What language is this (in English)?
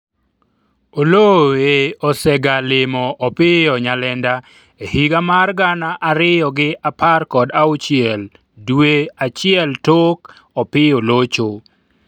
Luo (Kenya and Tanzania)